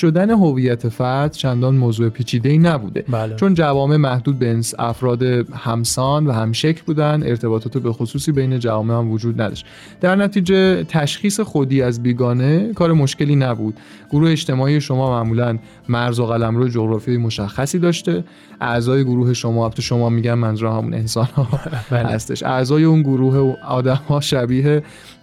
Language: Persian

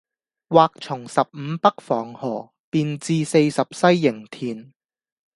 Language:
Cantonese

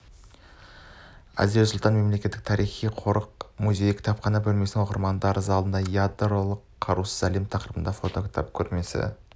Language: Kazakh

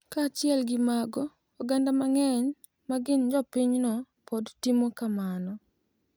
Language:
Luo (Kenya and Tanzania)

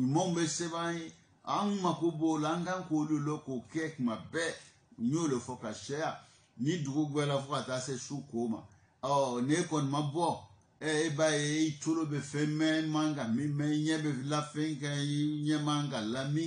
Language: French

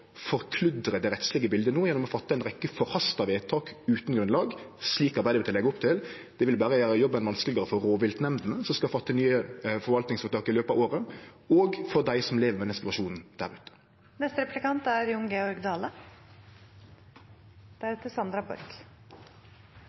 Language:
Norwegian Nynorsk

